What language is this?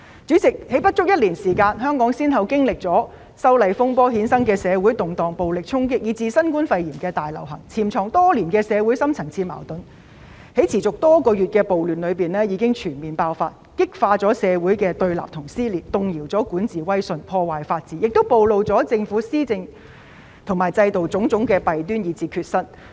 Cantonese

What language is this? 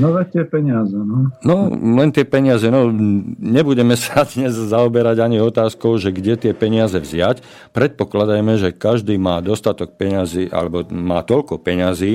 Slovak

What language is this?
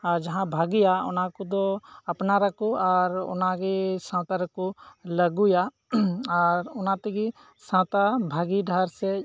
Santali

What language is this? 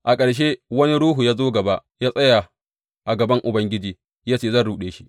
Hausa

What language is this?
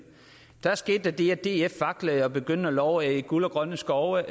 Danish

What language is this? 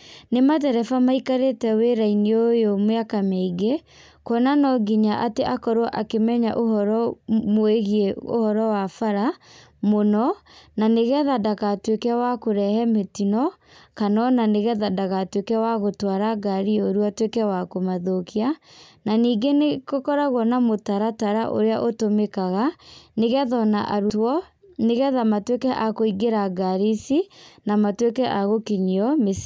Kikuyu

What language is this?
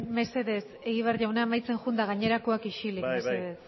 Basque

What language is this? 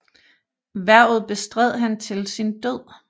Danish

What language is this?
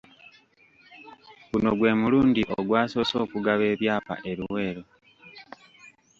Ganda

